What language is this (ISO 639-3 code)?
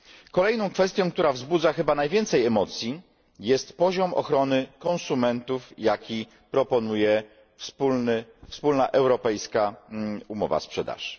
pol